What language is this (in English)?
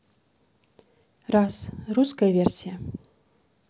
Russian